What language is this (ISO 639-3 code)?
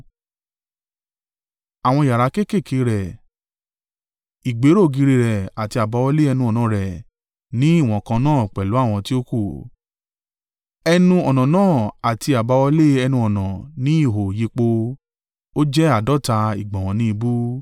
yor